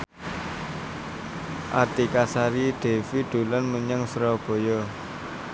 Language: Javanese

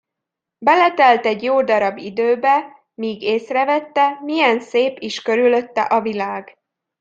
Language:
Hungarian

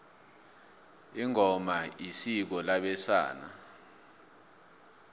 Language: South Ndebele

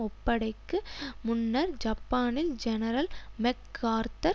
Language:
Tamil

